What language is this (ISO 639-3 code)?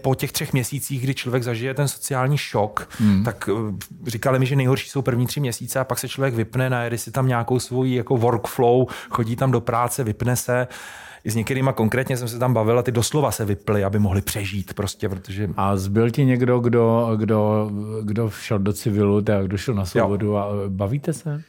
ces